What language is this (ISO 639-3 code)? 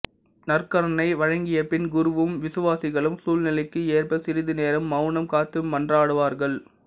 tam